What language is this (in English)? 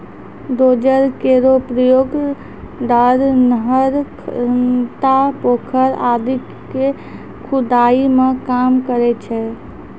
Maithili